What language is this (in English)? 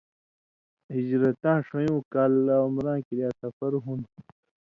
Indus Kohistani